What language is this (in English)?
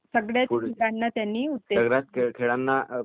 Marathi